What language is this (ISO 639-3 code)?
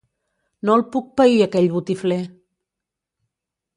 cat